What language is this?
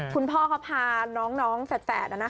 Thai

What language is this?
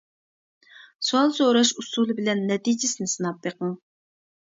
Uyghur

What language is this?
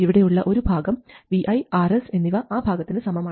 Malayalam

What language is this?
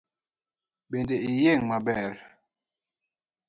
Luo (Kenya and Tanzania)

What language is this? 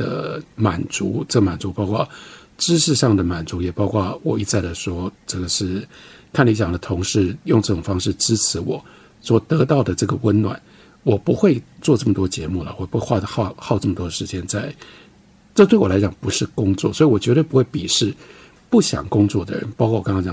Chinese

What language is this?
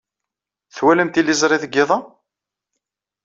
Kabyle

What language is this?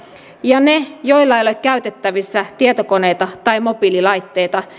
Finnish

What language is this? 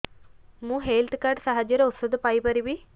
Odia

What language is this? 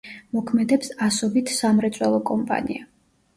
Georgian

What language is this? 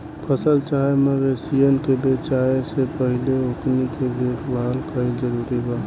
Bhojpuri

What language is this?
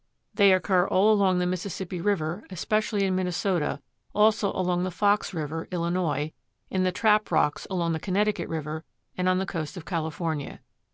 English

